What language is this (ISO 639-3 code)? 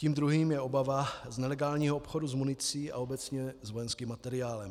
ces